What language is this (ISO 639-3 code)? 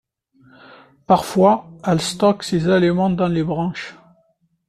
fra